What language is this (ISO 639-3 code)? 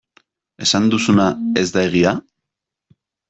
eus